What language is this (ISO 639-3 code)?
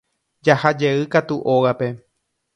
grn